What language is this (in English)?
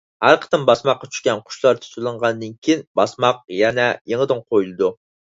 Uyghur